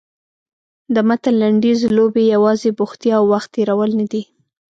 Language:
Pashto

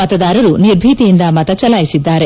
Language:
Kannada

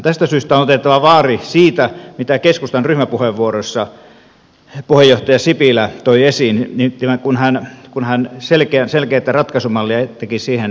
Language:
Finnish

